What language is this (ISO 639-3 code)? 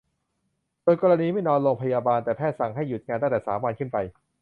tha